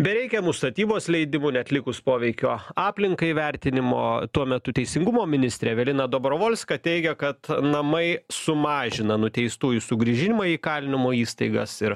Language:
Lithuanian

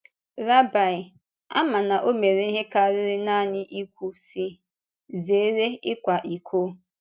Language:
Igbo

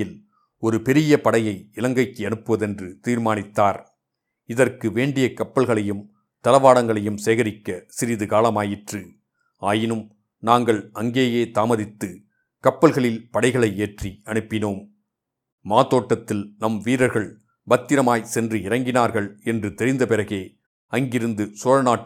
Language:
Tamil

